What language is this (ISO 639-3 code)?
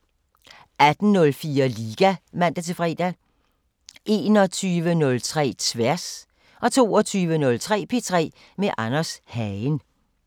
dan